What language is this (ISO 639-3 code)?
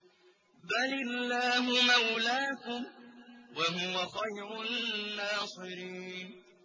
ara